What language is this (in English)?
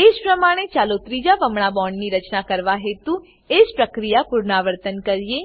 Gujarati